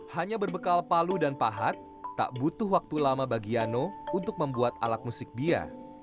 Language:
Indonesian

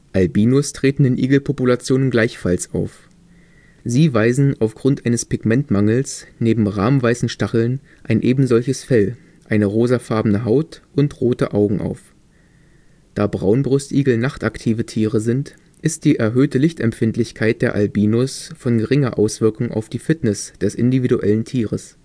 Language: German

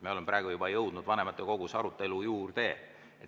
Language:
Estonian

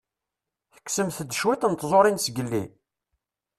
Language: Kabyle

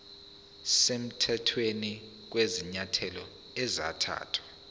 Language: Zulu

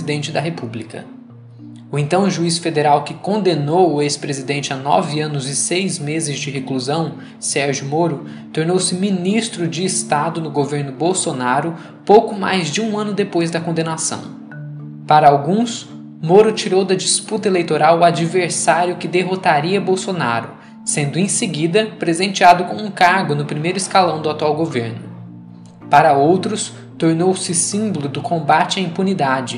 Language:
Portuguese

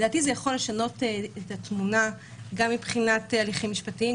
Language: Hebrew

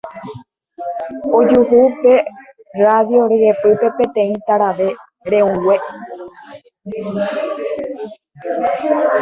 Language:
Guarani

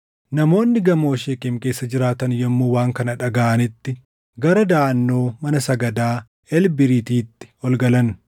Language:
Oromo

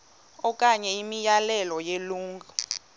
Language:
Xhosa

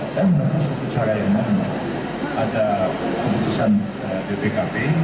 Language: Indonesian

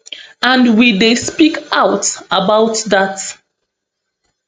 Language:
Nigerian Pidgin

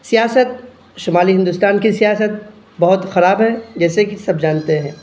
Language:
Urdu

